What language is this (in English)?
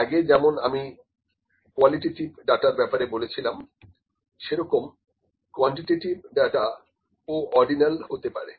Bangla